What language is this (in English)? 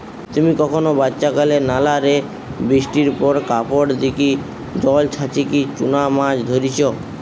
Bangla